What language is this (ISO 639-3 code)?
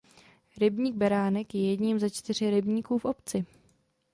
ces